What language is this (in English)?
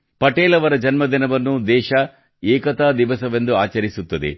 Kannada